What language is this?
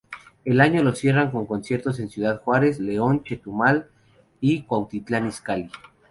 Spanish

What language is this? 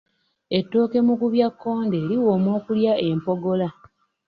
Ganda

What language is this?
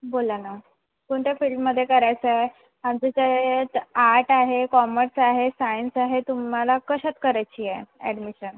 Marathi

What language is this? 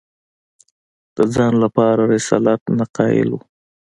Pashto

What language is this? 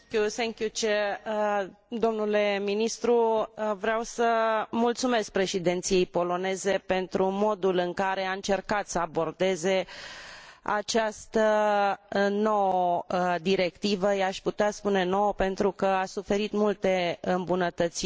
Romanian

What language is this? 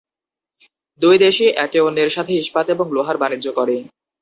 Bangla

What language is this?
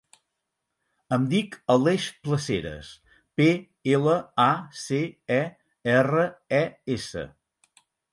Catalan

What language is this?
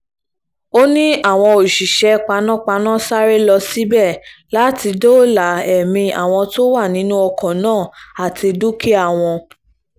Yoruba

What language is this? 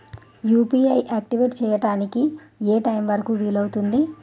Telugu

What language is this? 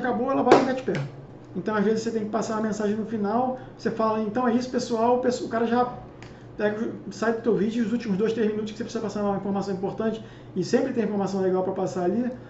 Portuguese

